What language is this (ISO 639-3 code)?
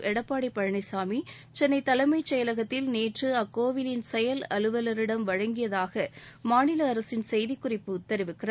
tam